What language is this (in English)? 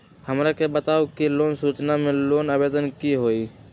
Magahi